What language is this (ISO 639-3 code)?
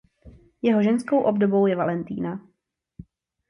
ces